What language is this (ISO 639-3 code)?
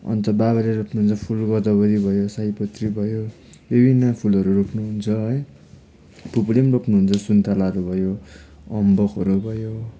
nep